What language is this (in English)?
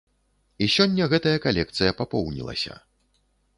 Belarusian